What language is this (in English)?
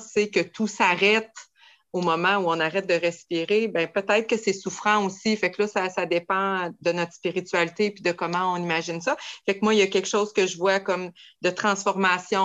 French